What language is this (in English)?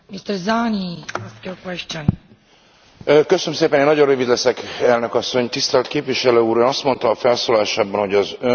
Hungarian